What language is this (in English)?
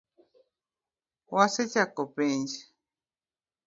Luo (Kenya and Tanzania)